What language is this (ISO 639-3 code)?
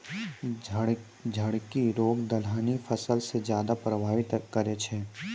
mai